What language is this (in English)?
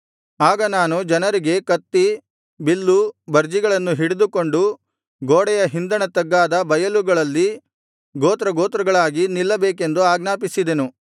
Kannada